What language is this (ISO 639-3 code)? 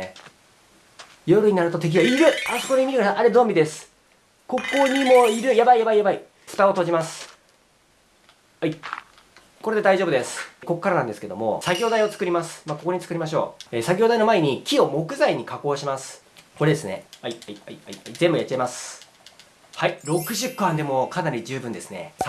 jpn